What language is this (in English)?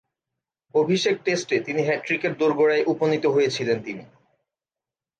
Bangla